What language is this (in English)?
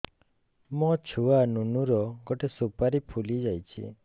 Odia